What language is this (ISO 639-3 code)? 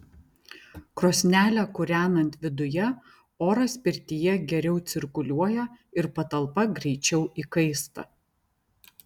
lit